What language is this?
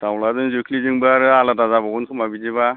Bodo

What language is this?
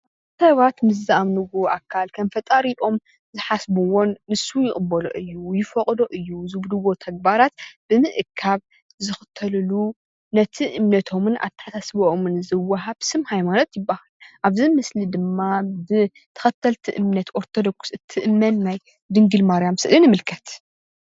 Tigrinya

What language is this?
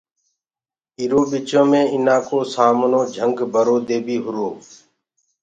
Gurgula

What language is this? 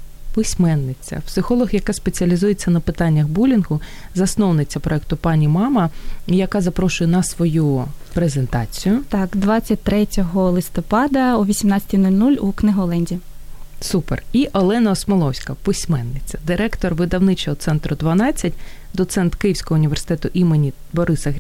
Ukrainian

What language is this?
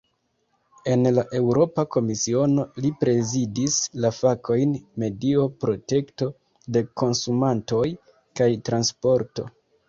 Esperanto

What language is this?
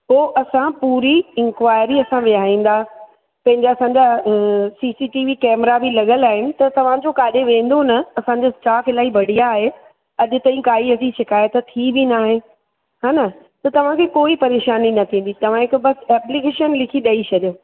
Sindhi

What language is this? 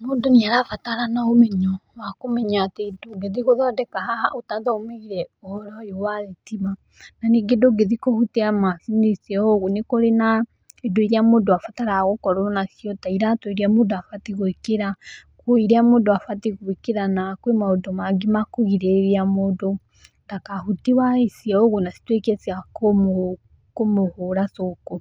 Kikuyu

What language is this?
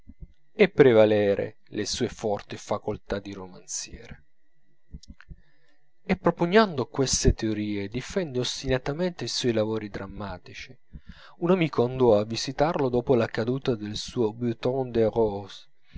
Italian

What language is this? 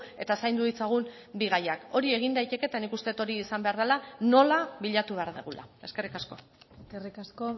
Basque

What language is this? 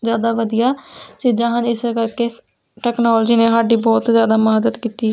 Punjabi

